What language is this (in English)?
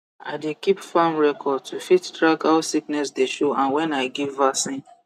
Nigerian Pidgin